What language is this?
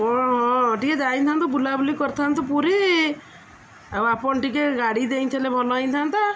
Odia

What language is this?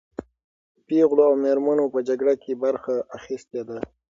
Pashto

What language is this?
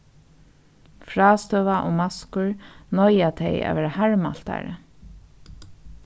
Faroese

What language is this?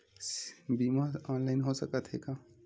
Chhattisgarhi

